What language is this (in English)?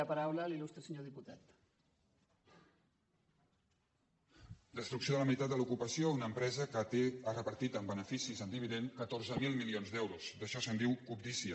Catalan